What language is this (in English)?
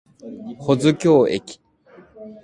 Japanese